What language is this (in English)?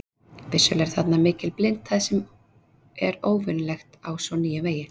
Icelandic